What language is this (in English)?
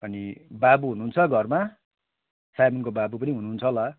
Nepali